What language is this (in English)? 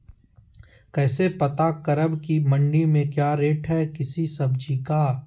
Magahi